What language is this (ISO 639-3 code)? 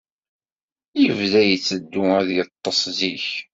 kab